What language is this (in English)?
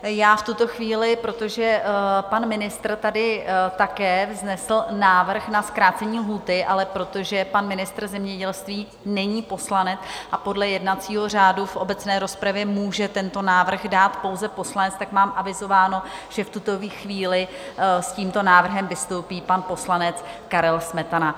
Czech